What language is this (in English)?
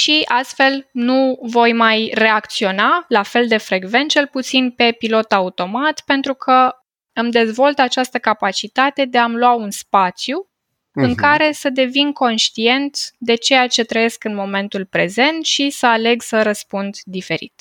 Romanian